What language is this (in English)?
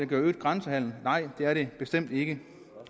Danish